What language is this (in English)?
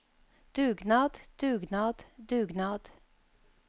Norwegian